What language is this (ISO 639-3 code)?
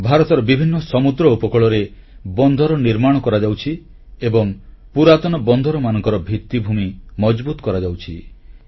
ori